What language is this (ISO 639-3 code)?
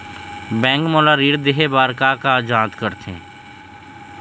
hne